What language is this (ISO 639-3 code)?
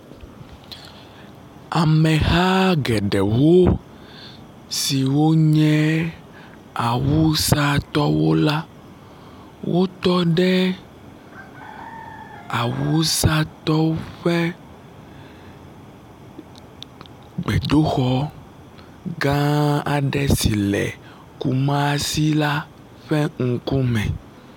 ewe